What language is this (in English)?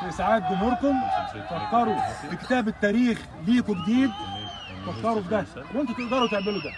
Arabic